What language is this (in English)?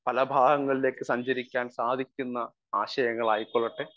Malayalam